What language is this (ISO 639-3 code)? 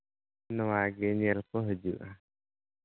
sat